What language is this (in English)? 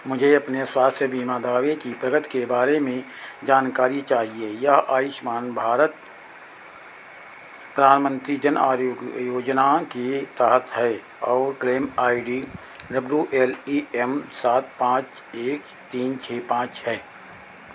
Hindi